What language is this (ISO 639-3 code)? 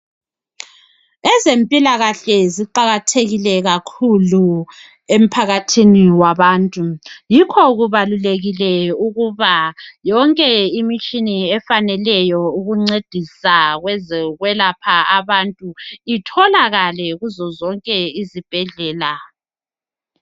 nde